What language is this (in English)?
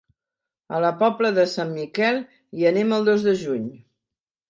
Catalan